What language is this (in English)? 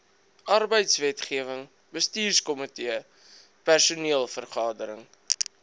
Afrikaans